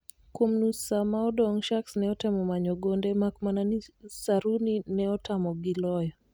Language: Luo (Kenya and Tanzania)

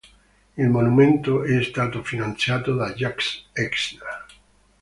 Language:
Italian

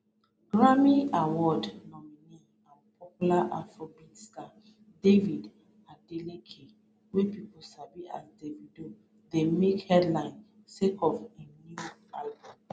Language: Nigerian Pidgin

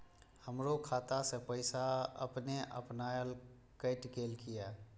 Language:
Maithili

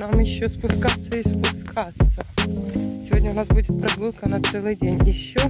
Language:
Russian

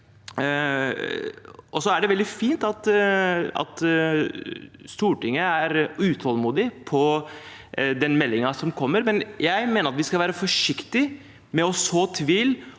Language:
Norwegian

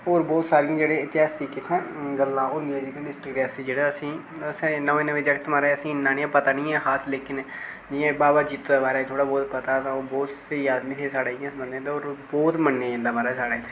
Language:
Dogri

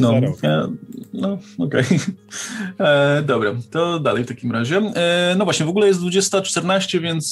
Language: Polish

